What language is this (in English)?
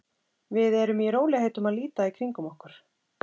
Icelandic